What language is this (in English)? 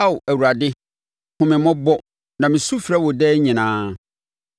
Akan